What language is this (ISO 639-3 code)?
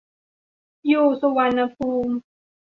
tha